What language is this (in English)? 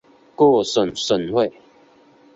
Chinese